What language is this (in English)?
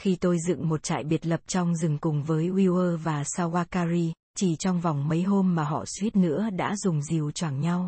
Vietnamese